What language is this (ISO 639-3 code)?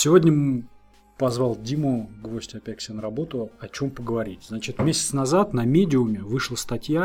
rus